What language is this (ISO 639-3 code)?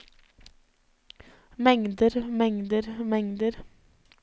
nor